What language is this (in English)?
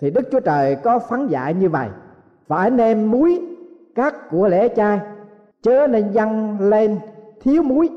Vietnamese